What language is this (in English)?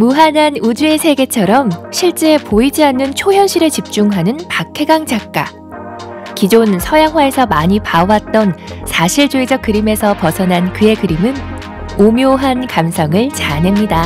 Korean